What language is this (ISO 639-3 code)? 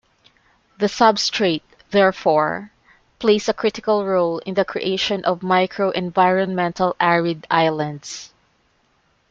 eng